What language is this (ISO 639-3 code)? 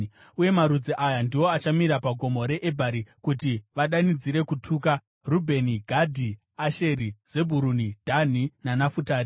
sna